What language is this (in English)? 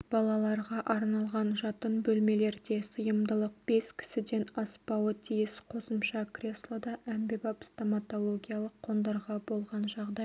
Kazakh